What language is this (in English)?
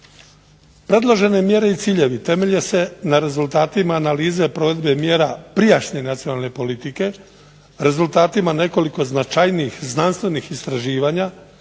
Croatian